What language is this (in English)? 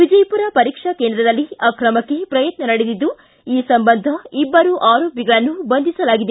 Kannada